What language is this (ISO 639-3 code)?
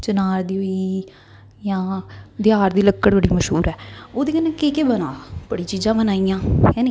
doi